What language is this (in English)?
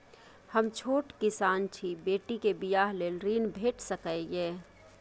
Maithili